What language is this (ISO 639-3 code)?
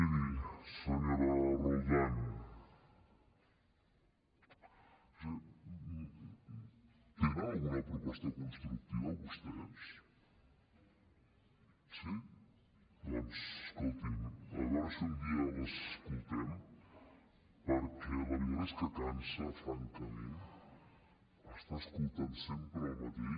cat